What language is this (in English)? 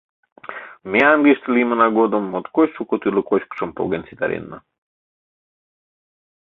Mari